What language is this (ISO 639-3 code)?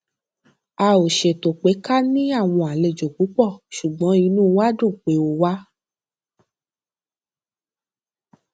yor